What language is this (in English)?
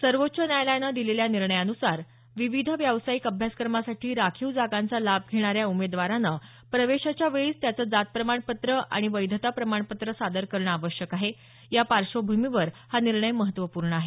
Marathi